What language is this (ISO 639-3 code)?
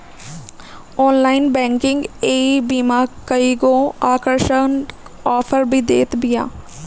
bho